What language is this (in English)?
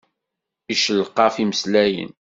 Kabyle